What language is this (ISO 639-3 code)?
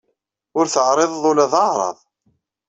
kab